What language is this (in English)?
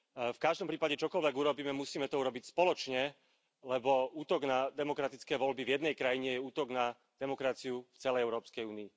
Slovak